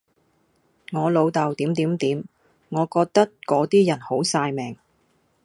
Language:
Cantonese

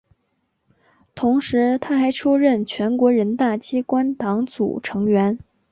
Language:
Chinese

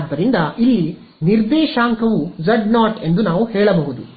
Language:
Kannada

